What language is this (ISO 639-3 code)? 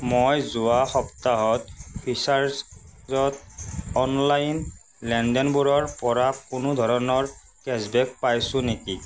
asm